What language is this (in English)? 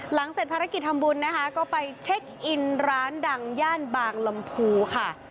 Thai